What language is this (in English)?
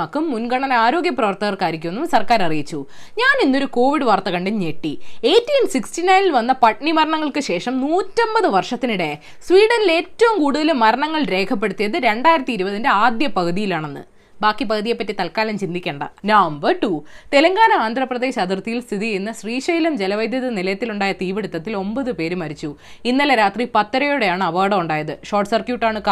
Malayalam